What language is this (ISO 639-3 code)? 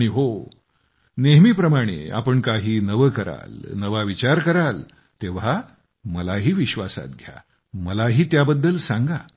mar